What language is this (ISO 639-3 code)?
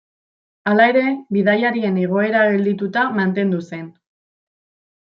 eus